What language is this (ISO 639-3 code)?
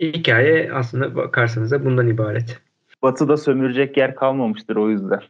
tur